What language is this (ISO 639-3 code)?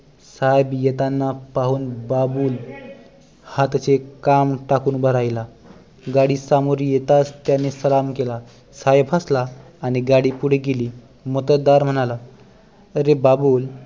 mar